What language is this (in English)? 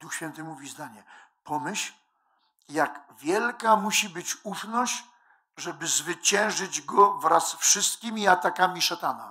Polish